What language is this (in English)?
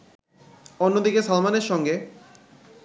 Bangla